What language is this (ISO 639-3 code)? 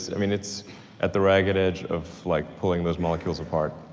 eng